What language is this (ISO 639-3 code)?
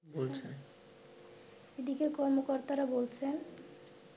ben